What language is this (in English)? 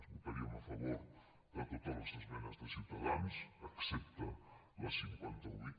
Catalan